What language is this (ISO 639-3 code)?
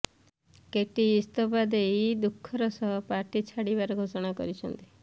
ori